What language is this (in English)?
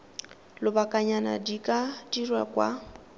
Tswana